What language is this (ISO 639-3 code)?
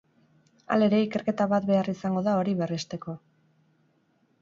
eus